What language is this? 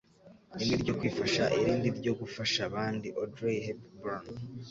Kinyarwanda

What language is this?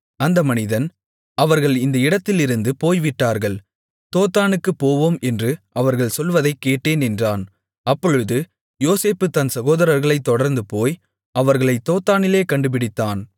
Tamil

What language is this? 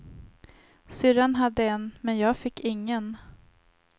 Swedish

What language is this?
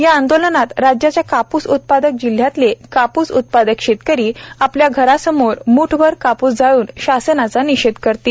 Marathi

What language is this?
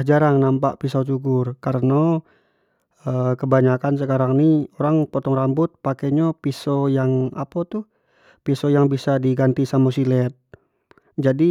Jambi Malay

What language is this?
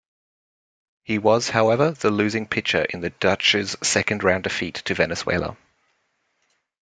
English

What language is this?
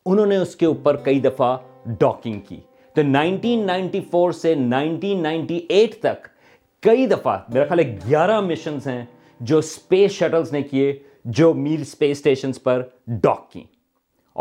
Urdu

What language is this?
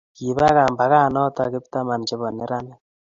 Kalenjin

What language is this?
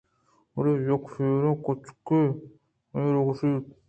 Eastern Balochi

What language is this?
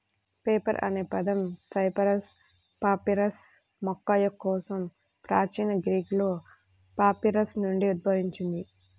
Telugu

